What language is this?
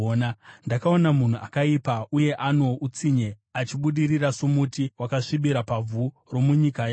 Shona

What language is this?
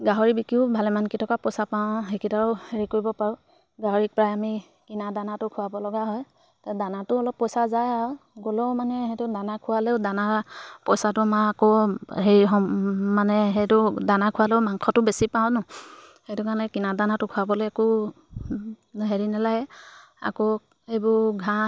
Assamese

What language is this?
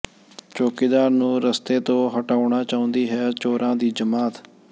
Punjabi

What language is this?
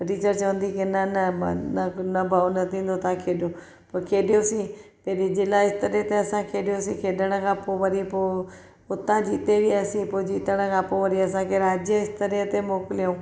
Sindhi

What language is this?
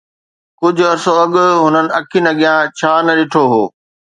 Sindhi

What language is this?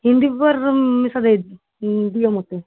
Odia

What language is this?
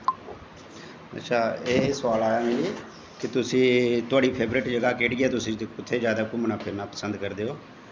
Dogri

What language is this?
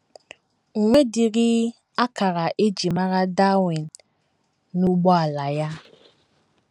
Igbo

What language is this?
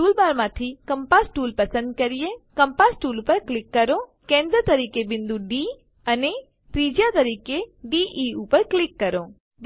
Gujarati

